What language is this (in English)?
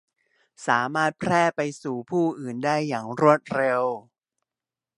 Thai